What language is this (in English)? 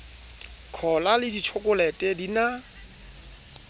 Southern Sotho